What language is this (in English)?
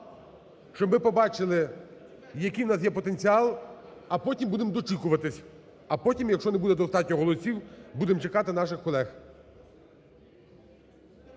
Ukrainian